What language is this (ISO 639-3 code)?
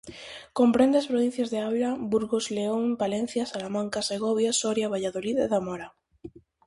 glg